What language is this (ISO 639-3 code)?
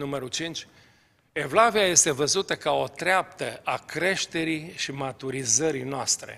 ron